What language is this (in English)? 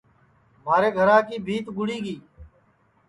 Sansi